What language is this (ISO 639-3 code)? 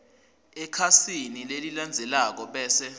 ssw